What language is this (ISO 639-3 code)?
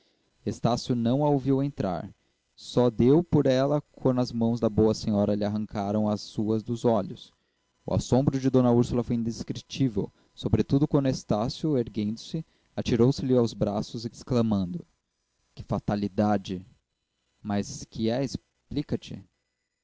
por